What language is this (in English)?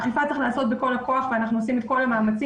Hebrew